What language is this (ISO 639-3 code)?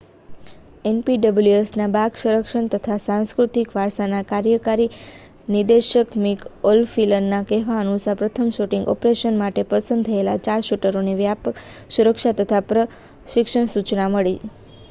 guj